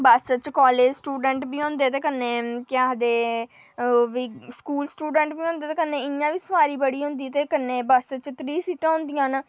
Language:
Dogri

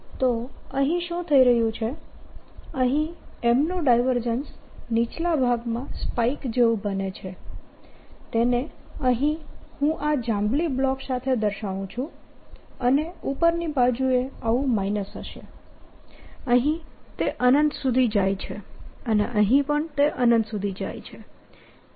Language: Gujarati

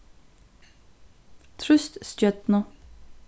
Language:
Faroese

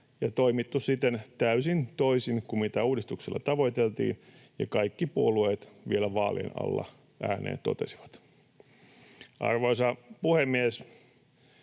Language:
Finnish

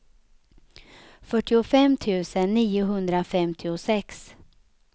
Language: Swedish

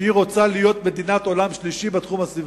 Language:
Hebrew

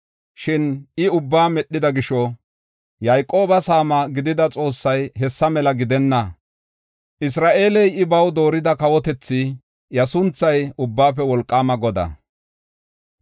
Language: Gofa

